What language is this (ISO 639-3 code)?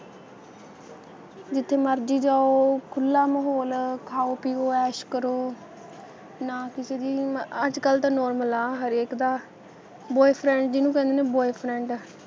pan